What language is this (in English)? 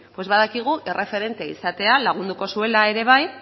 Basque